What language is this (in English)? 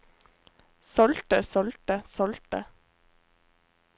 Norwegian